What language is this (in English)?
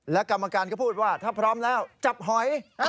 Thai